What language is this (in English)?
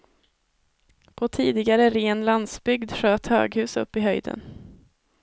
Swedish